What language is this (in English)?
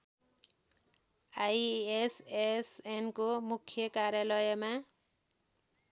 Nepali